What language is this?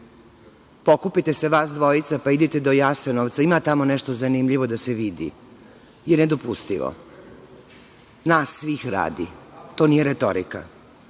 Serbian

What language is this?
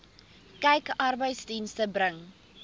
Afrikaans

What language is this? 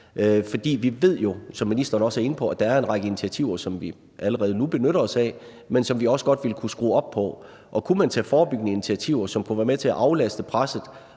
Danish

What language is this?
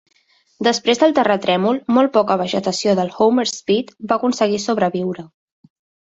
Catalan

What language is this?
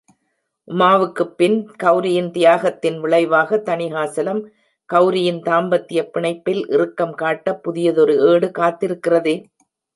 Tamil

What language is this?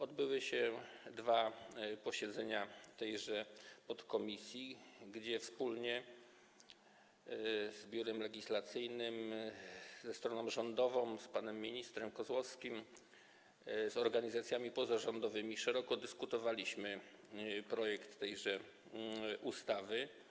Polish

